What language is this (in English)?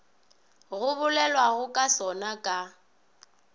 Northern Sotho